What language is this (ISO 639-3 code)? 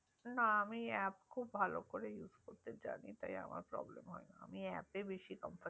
ben